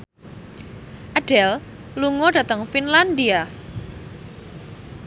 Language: Javanese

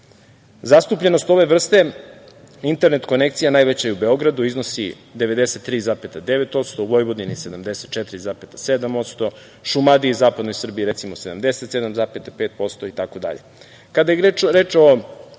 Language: Serbian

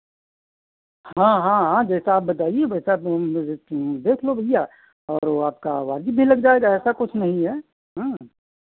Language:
Hindi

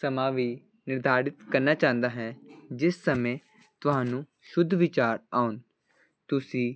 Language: Punjabi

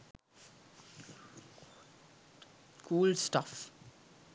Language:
Sinhala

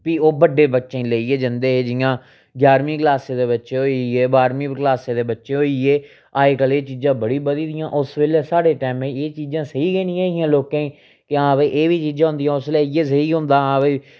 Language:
Dogri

